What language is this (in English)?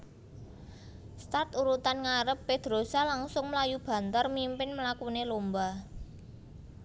Javanese